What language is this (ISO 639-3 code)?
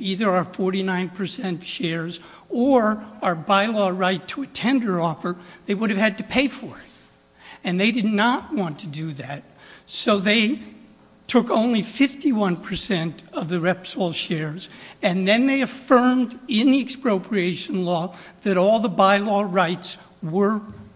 eng